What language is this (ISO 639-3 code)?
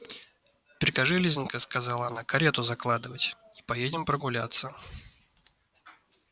rus